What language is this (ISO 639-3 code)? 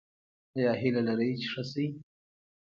pus